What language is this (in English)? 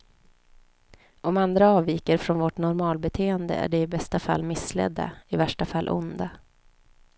Swedish